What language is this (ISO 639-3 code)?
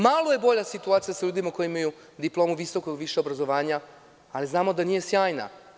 srp